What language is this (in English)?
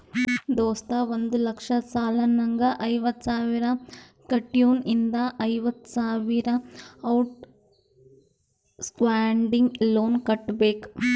Kannada